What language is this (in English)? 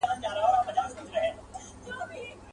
Pashto